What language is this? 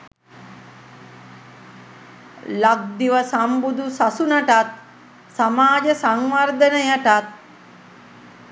Sinhala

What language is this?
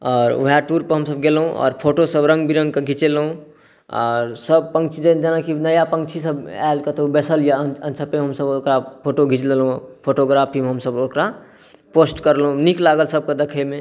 Maithili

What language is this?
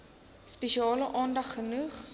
Afrikaans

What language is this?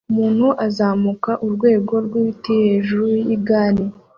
Kinyarwanda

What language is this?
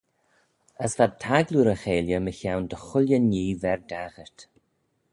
Manx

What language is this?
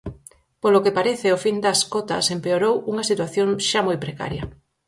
Galician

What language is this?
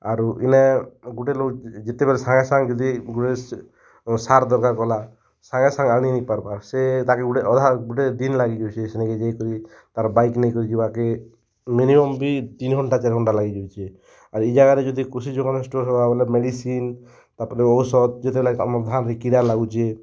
Odia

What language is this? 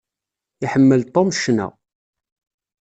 Kabyle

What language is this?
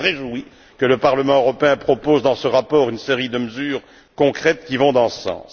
French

